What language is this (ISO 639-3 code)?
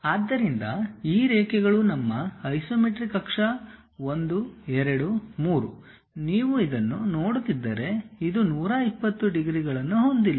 kan